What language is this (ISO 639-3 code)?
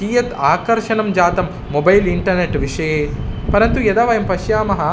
san